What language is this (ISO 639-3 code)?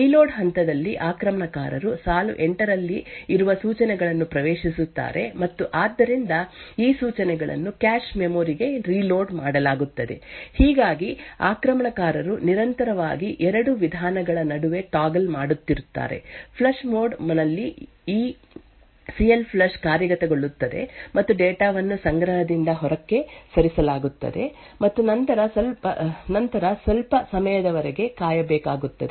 kan